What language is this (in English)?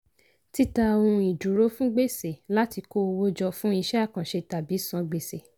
Yoruba